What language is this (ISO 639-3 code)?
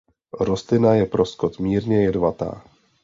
ces